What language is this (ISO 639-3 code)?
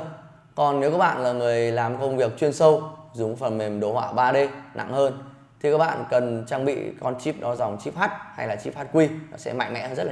vie